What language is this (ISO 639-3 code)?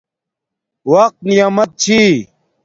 dmk